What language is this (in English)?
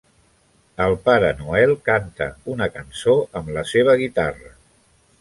Catalan